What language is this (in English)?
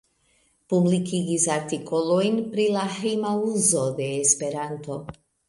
Esperanto